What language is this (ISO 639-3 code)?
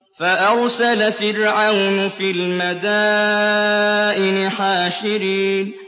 ara